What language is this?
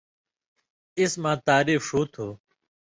Indus Kohistani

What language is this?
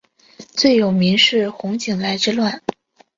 Chinese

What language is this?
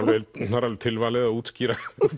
Icelandic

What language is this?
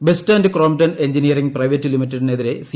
Malayalam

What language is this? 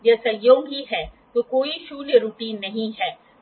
Hindi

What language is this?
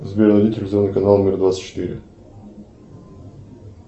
Russian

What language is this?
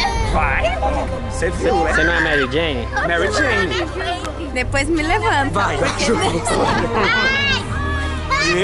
Portuguese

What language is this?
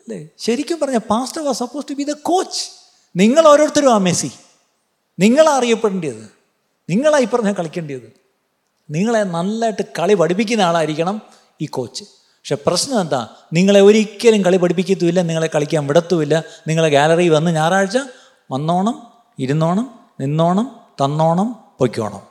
Malayalam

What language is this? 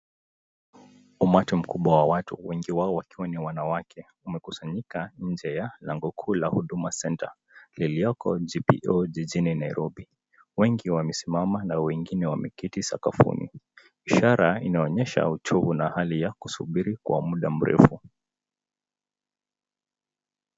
Swahili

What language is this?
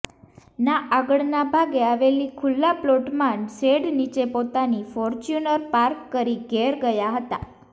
Gujarati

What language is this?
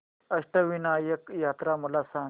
Marathi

